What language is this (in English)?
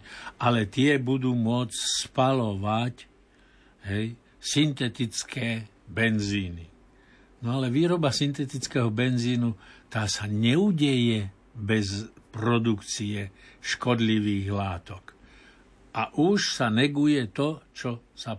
Slovak